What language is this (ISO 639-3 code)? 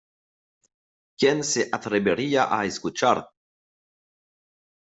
fra